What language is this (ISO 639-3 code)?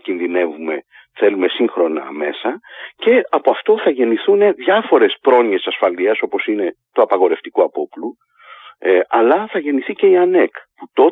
ell